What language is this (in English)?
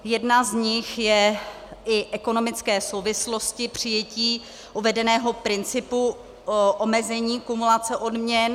Czech